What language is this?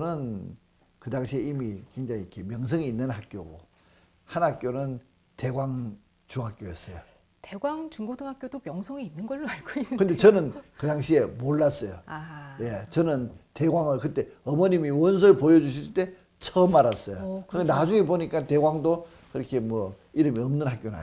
Korean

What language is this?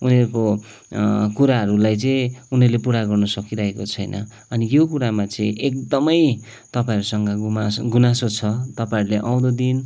Nepali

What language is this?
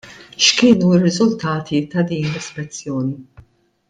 Maltese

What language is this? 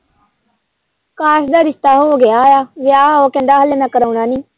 Punjabi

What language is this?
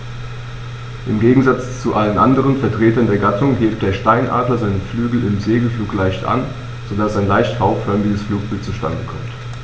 German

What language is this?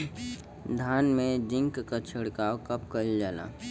Bhojpuri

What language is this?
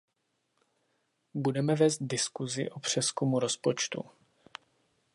Czech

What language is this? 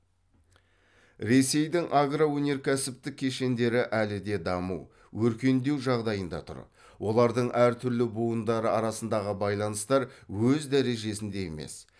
Kazakh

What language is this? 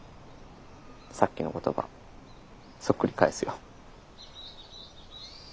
Japanese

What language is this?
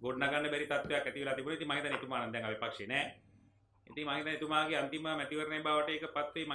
Indonesian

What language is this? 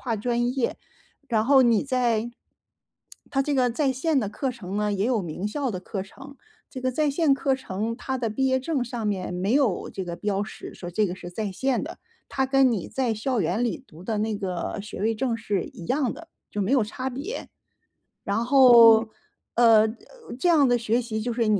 Chinese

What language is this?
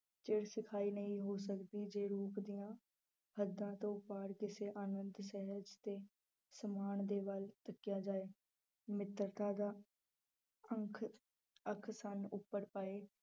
Punjabi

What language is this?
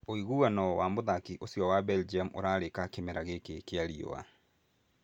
Kikuyu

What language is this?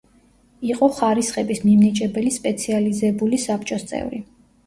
Georgian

